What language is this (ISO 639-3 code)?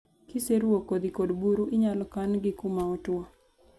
luo